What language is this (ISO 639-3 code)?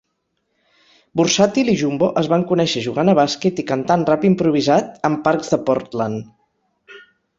cat